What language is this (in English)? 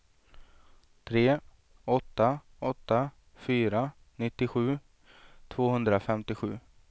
Swedish